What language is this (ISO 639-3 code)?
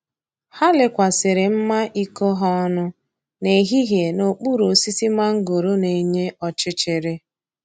ibo